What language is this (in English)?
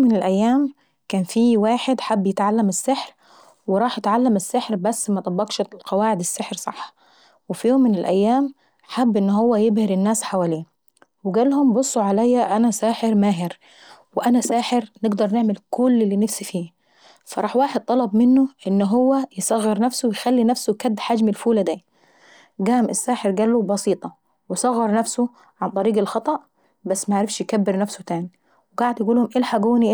Saidi Arabic